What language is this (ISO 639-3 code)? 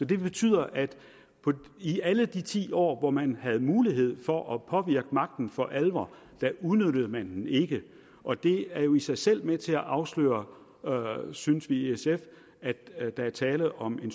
dan